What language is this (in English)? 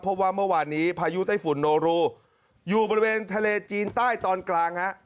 Thai